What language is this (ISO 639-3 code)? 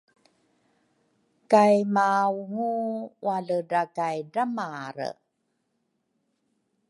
dru